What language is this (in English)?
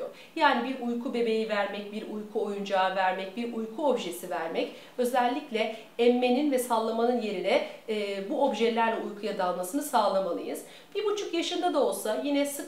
Turkish